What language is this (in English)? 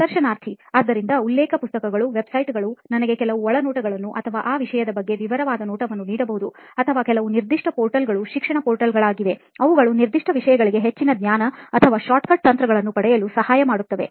Kannada